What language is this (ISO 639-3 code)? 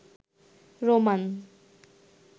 ben